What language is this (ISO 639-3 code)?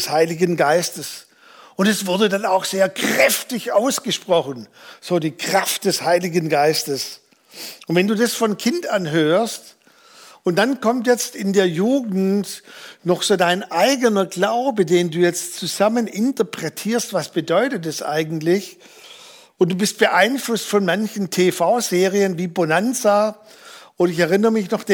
deu